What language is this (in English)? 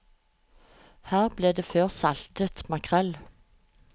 Norwegian